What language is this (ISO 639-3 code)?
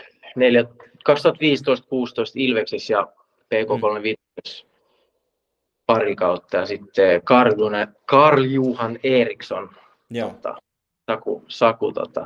fin